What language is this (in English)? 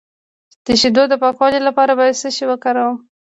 Pashto